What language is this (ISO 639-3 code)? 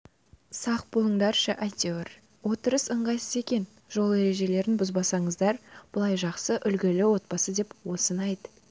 kaz